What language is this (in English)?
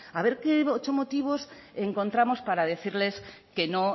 Spanish